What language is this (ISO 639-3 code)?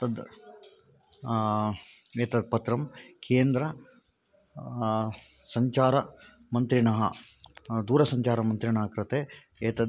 san